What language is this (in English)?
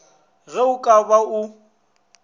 Northern Sotho